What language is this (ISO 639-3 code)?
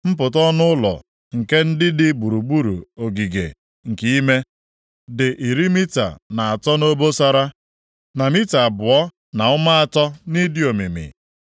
ibo